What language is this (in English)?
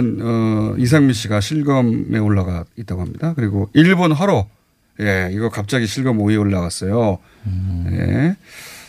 Korean